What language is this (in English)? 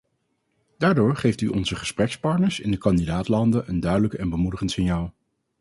Dutch